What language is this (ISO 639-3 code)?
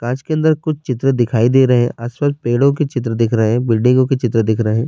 urd